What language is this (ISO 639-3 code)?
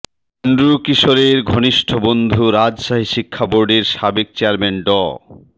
ben